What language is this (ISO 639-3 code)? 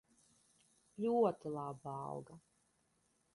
lav